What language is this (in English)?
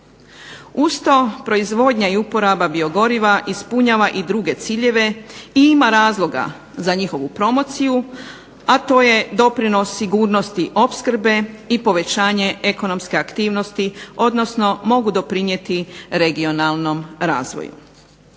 Croatian